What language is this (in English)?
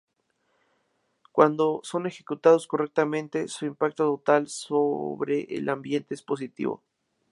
Spanish